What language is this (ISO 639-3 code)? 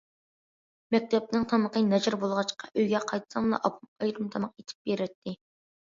uig